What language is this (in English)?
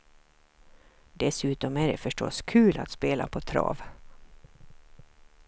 Swedish